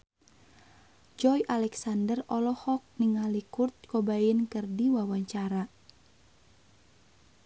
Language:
Sundanese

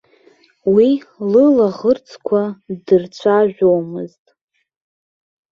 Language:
Abkhazian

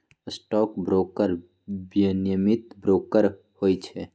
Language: Magahi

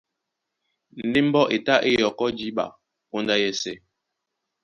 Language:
Duala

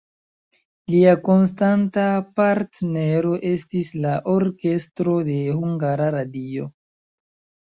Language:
Esperanto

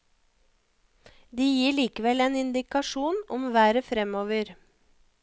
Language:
Norwegian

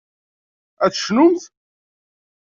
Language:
Kabyle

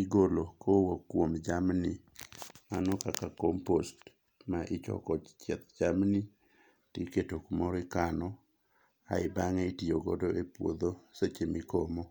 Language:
Luo (Kenya and Tanzania)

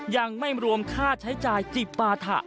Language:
Thai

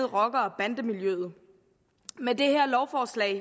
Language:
Danish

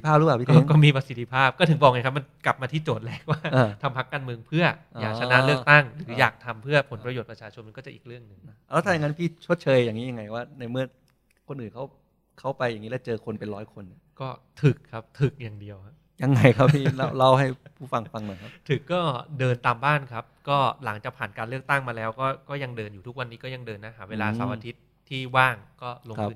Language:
Thai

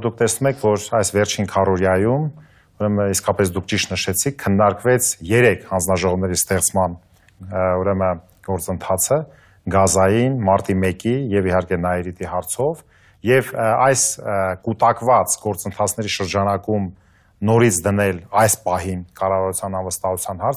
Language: Romanian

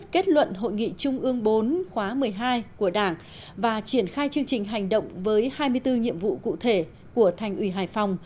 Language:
Vietnamese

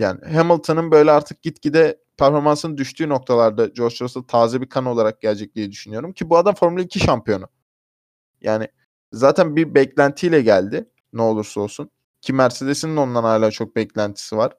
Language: Turkish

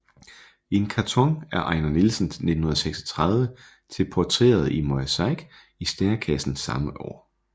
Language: Danish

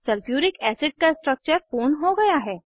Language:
Hindi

